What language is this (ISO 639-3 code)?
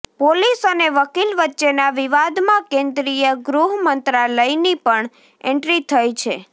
guj